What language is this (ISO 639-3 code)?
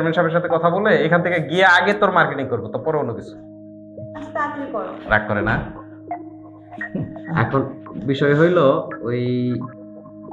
ben